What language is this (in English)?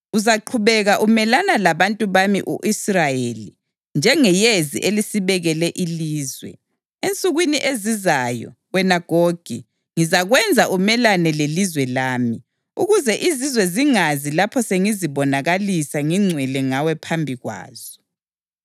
North Ndebele